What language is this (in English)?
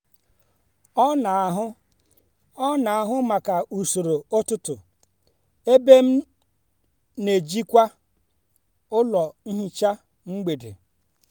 Igbo